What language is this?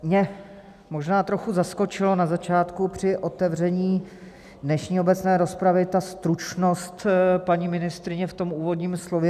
Czech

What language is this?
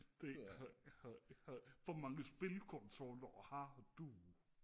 Danish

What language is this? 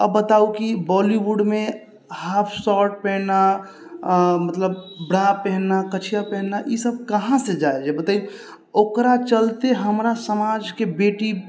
Maithili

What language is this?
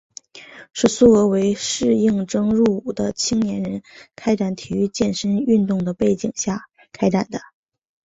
Chinese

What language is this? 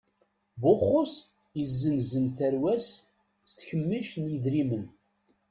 Kabyle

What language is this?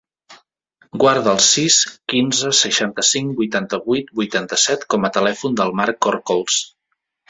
Catalan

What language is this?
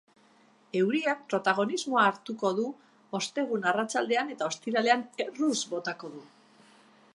Basque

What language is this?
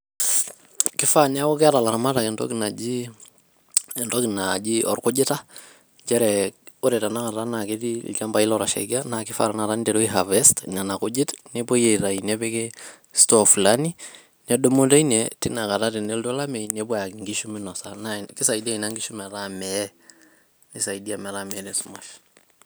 Masai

